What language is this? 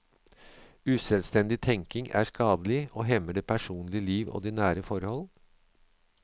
Norwegian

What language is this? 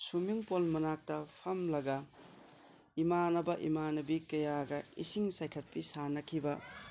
Manipuri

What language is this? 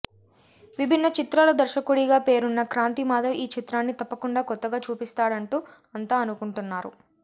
Telugu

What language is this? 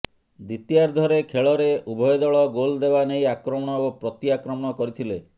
Odia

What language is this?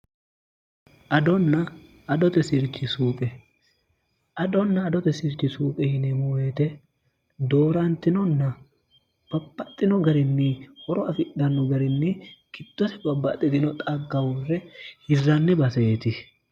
Sidamo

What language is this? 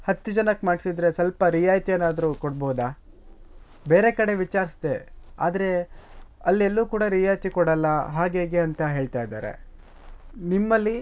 Kannada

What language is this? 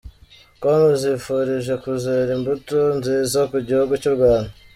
Kinyarwanda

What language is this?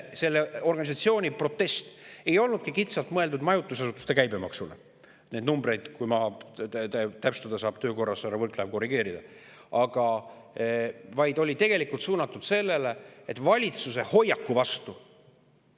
Estonian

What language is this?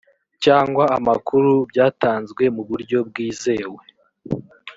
Kinyarwanda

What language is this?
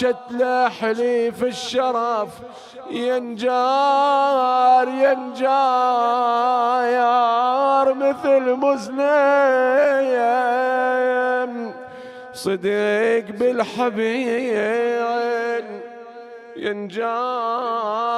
Arabic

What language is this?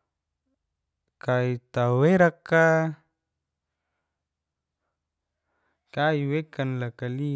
Geser-Gorom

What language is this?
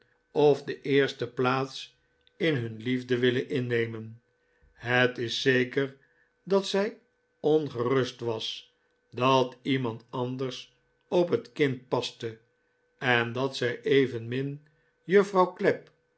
Dutch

